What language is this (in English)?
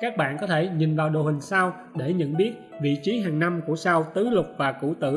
Vietnamese